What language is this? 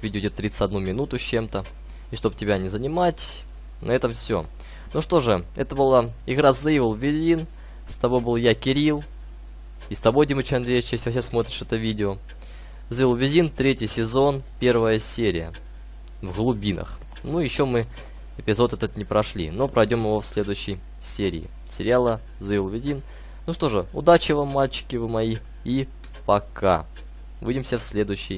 Russian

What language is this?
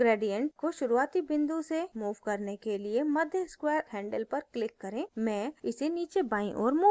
Hindi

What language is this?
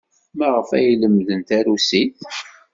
Kabyle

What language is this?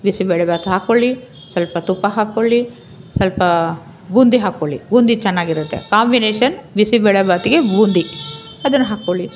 Kannada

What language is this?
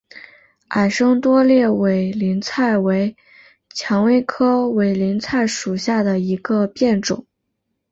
Chinese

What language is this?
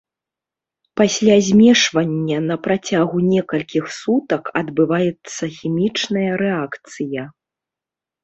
Belarusian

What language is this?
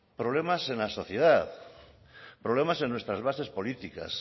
Spanish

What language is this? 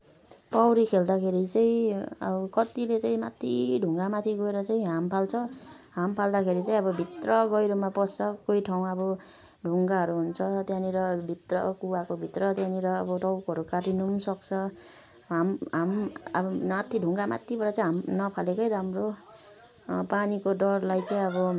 Nepali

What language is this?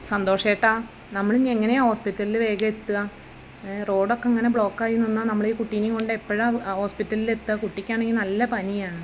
Malayalam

